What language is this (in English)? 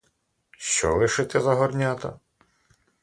Ukrainian